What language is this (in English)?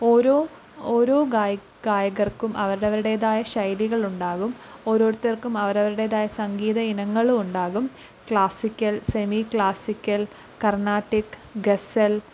Malayalam